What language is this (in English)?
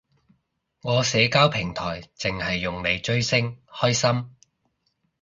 Cantonese